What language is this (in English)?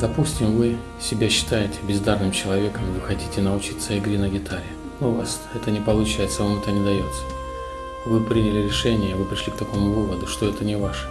Russian